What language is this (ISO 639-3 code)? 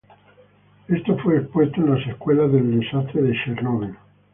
spa